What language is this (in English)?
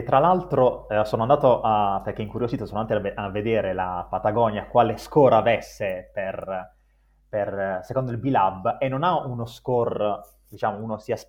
Italian